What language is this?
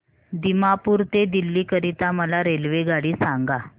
Marathi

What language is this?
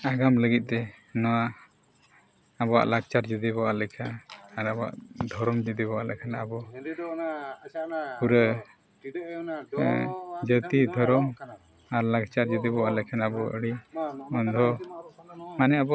Santali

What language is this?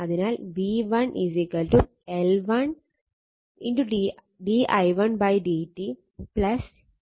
Malayalam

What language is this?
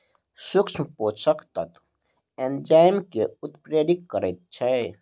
Maithili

